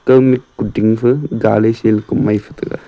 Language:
Wancho Naga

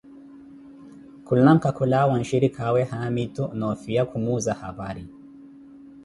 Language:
Koti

